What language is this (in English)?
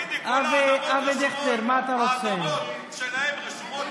Hebrew